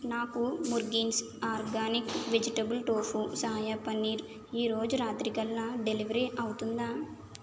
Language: Telugu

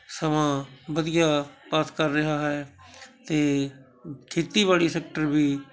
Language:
Punjabi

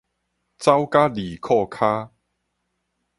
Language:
Min Nan Chinese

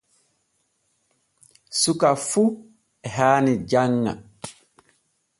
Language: Borgu Fulfulde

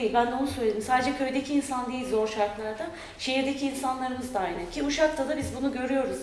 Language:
Turkish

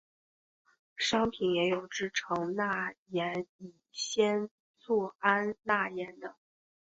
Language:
Chinese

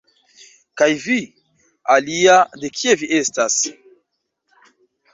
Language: Esperanto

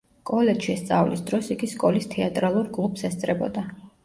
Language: Georgian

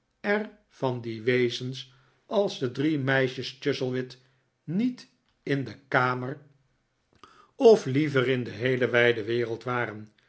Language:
Dutch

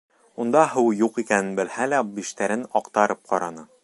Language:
Bashkir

